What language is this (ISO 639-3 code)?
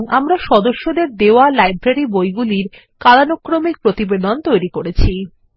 ben